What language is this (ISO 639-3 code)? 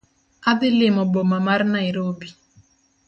luo